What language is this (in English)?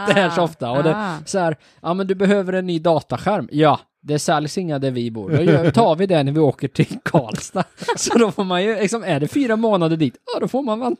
Swedish